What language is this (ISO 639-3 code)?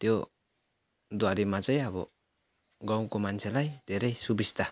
nep